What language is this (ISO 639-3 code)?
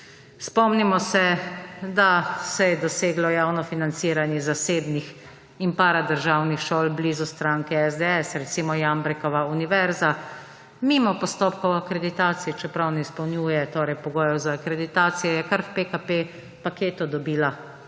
slv